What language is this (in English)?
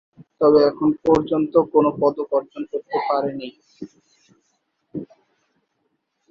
Bangla